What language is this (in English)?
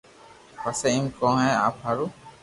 Loarki